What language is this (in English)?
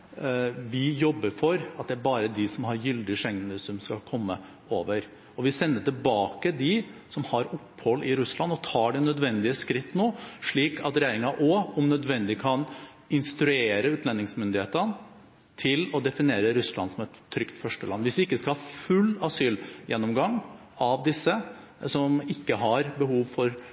Norwegian Bokmål